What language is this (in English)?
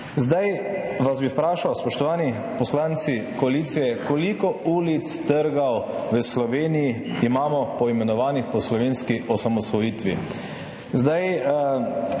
Slovenian